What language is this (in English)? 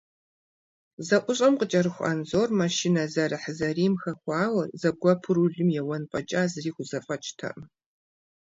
Kabardian